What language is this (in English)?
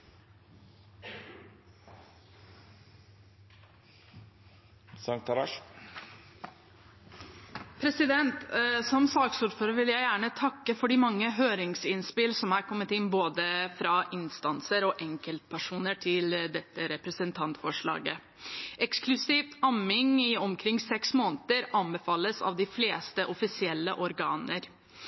Norwegian